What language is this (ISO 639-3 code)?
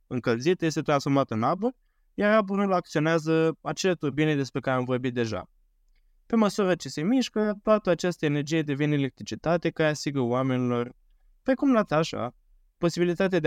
ron